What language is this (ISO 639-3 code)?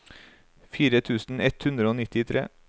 nor